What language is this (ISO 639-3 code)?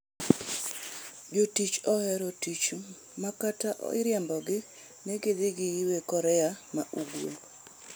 luo